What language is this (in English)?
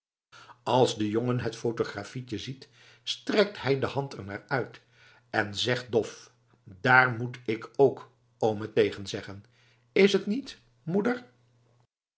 Dutch